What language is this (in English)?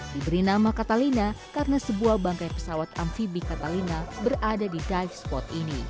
Indonesian